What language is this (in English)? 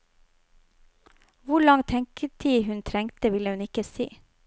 Norwegian